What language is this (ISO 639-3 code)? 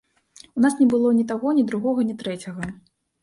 bel